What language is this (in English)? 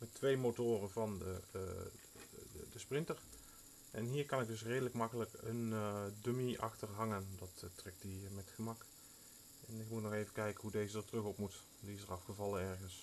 Dutch